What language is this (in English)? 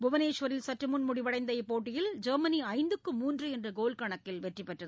Tamil